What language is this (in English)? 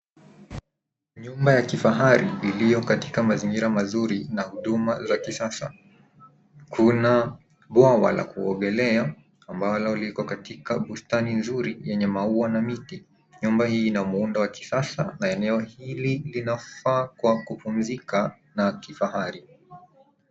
Swahili